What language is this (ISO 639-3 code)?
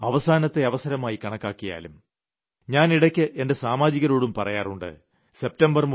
mal